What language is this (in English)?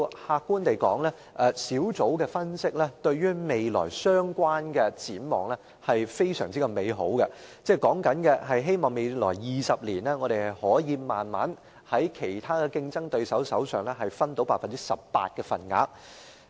Cantonese